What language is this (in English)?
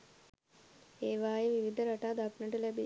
Sinhala